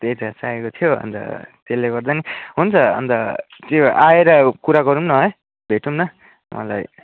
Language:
Nepali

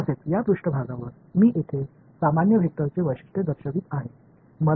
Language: Marathi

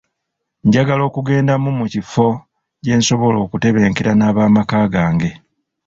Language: Ganda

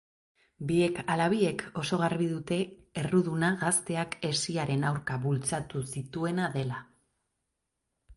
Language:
Basque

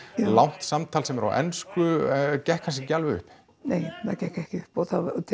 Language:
Icelandic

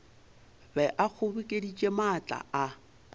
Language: Northern Sotho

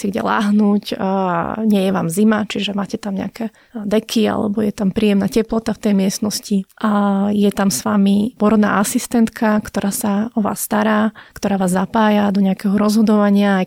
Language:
Slovak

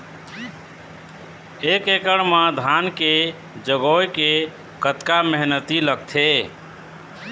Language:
Chhattisgarhi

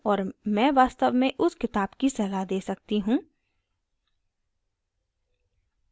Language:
Hindi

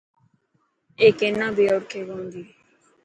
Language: Dhatki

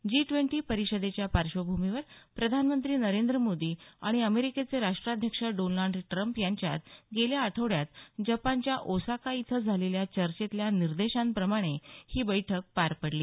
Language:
Marathi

